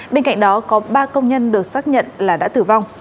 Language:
Vietnamese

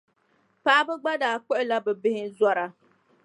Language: Dagbani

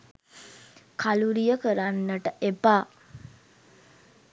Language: Sinhala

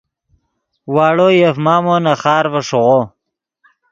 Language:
Yidgha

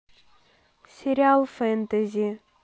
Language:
Russian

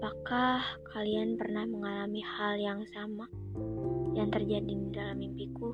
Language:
Indonesian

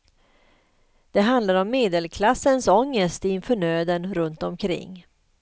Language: Swedish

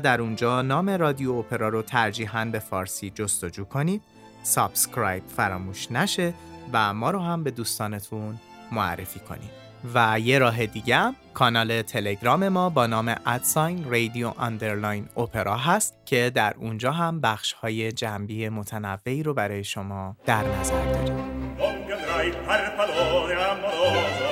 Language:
Persian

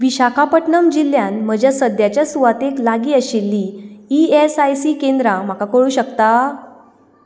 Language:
Konkani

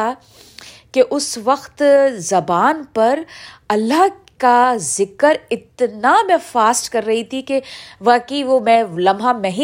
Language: Urdu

